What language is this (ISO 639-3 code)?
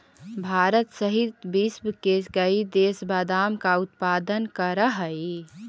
mag